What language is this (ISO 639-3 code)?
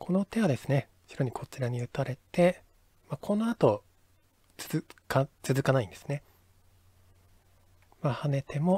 jpn